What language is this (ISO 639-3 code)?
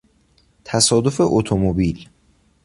fas